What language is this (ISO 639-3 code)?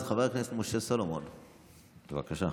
heb